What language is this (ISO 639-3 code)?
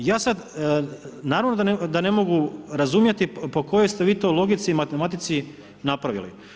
hrv